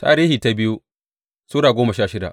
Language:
Hausa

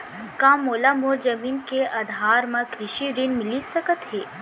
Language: Chhattisgarhi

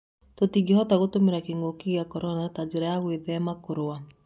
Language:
Kikuyu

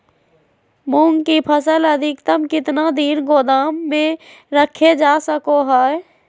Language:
Magahi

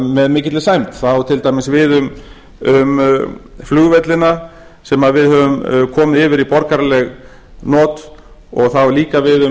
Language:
Icelandic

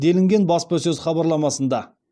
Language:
Kazakh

